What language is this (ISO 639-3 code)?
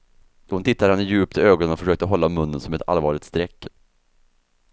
swe